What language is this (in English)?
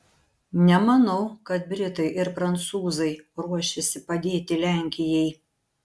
Lithuanian